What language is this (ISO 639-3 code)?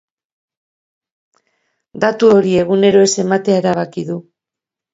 eus